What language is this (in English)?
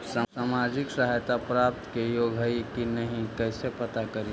Magahi